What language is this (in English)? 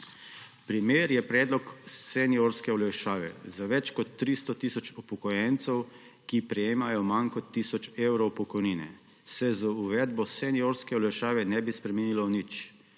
Slovenian